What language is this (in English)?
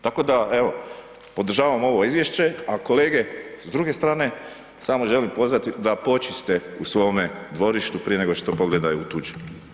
Croatian